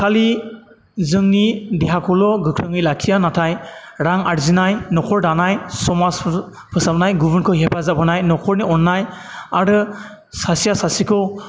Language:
Bodo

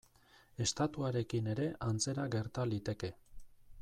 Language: Basque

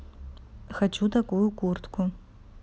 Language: Russian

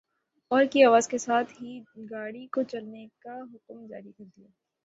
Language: Urdu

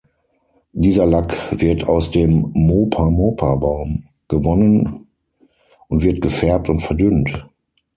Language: German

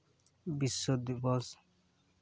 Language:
Santali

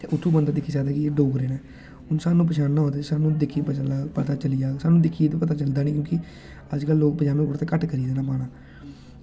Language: Dogri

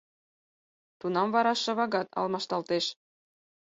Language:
Mari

